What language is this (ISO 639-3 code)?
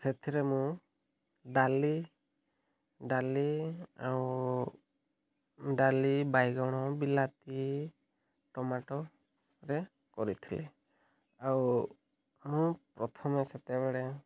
ori